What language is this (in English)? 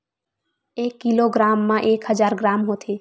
Chhattisgarhi